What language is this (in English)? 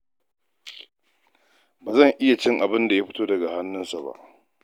Hausa